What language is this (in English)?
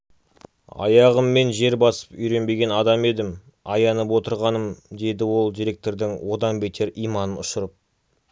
Kazakh